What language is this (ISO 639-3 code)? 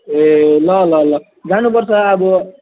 nep